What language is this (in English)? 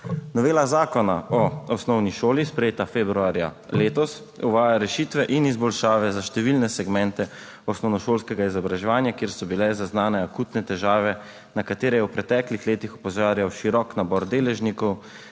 Slovenian